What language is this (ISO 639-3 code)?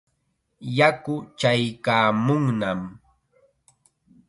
qxa